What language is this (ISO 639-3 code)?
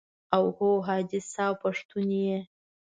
pus